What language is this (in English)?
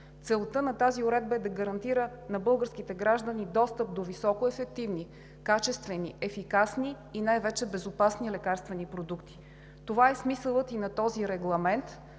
Bulgarian